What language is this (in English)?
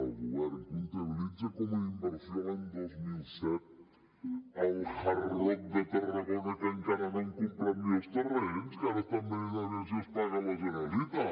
Catalan